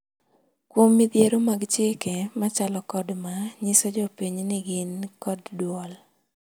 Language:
Luo (Kenya and Tanzania)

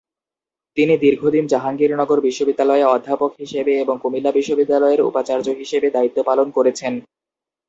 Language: Bangla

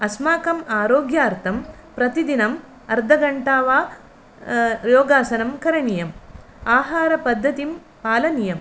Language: Sanskrit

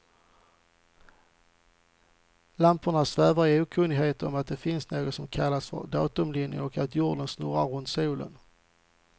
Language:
Swedish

